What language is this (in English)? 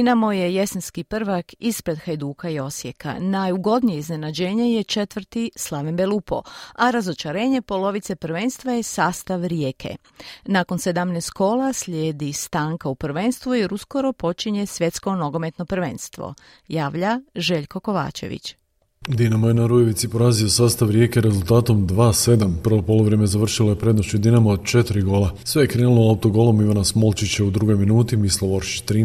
Croatian